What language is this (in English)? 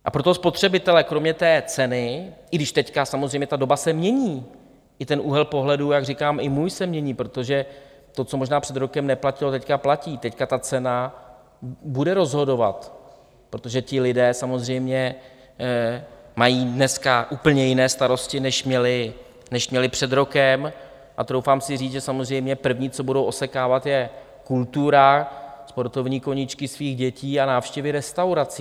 Czech